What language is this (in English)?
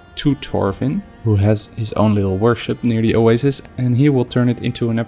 English